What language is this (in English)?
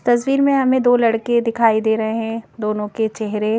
Hindi